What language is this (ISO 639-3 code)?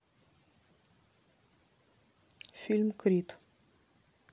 rus